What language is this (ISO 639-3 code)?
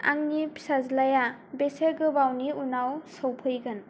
brx